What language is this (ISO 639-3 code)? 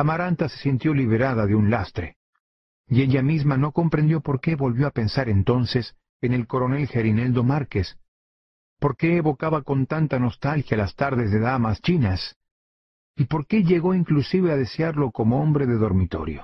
spa